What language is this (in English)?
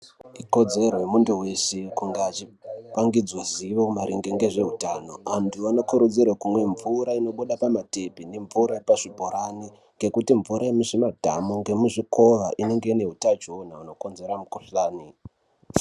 Ndau